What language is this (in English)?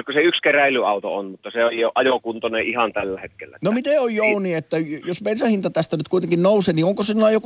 Finnish